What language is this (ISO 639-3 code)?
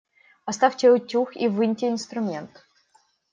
rus